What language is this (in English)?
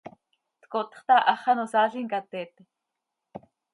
Seri